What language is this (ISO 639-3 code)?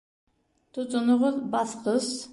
bak